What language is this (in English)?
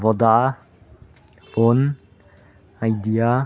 Manipuri